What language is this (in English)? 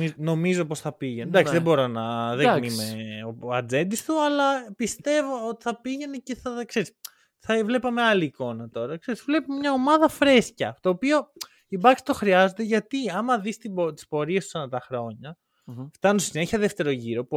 Greek